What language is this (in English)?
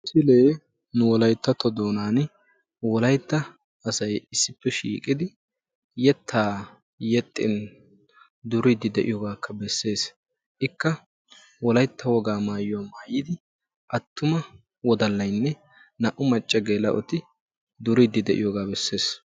Wolaytta